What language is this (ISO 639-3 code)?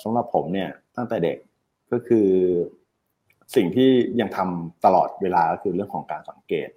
tha